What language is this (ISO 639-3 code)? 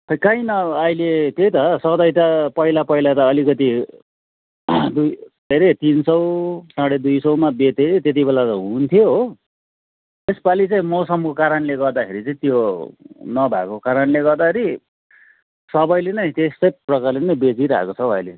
nep